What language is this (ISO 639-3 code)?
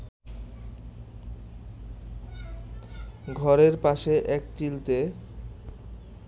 ben